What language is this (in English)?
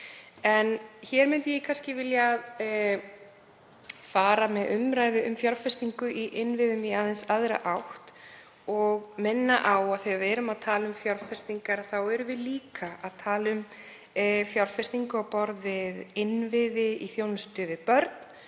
Icelandic